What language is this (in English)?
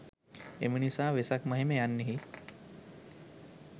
Sinhala